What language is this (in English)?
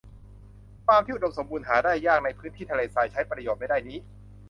Thai